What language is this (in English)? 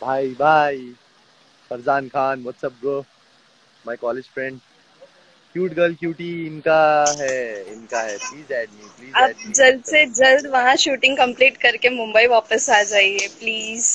Hindi